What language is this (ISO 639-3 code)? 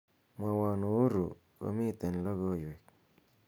kln